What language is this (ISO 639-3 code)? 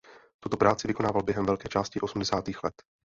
ces